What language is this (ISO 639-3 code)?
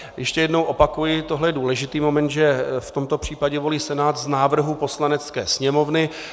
ces